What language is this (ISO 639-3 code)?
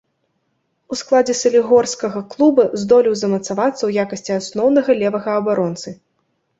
bel